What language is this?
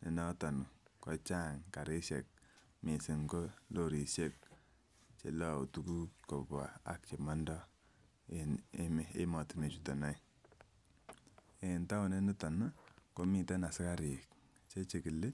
Kalenjin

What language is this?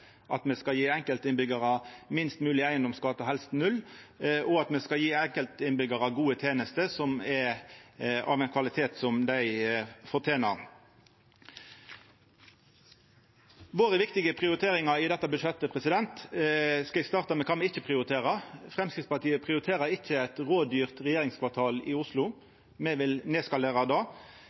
Norwegian Nynorsk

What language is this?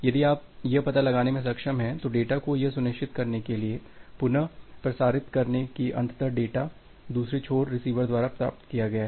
Hindi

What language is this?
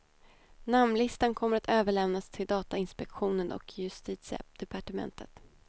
Swedish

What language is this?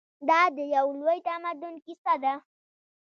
Pashto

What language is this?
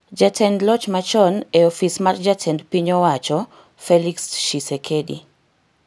Luo (Kenya and Tanzania)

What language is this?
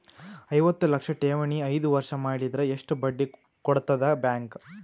Kannada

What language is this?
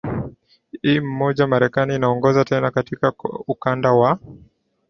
Swahili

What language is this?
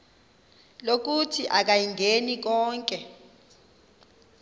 Xhosa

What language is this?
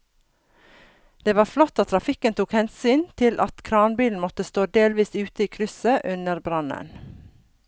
Norwegian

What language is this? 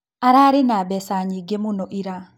Kikuyu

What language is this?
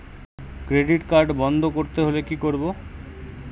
Bangla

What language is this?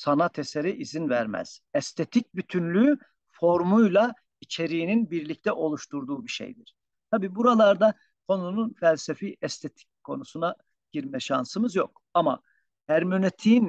Turkish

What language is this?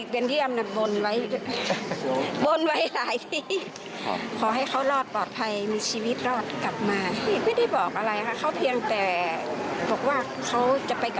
Thai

